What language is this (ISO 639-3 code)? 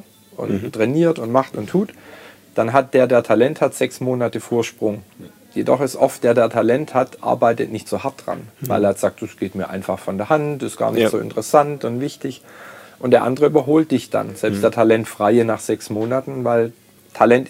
deu